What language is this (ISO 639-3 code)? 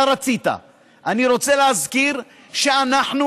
heb